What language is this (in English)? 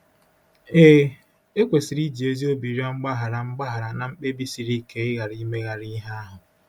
Igbo